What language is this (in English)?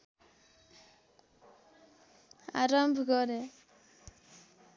Nepali